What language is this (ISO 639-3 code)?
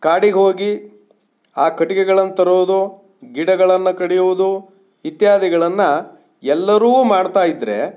kan